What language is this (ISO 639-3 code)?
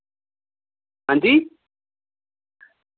doi